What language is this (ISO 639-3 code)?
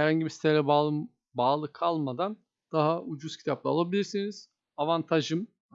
tur